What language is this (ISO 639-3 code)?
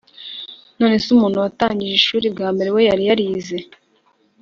kin